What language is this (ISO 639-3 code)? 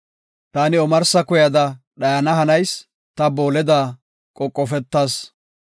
gof